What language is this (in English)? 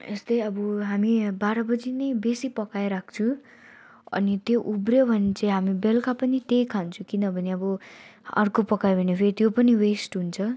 Nepali